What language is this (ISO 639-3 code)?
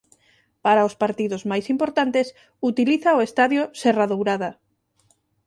glg